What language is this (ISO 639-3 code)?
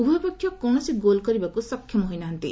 ori